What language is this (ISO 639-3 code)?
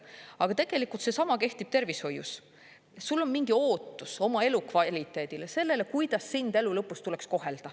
est